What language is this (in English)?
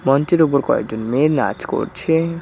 Bangla